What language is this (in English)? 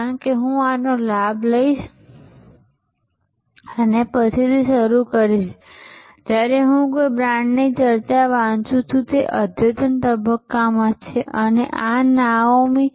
Gujarati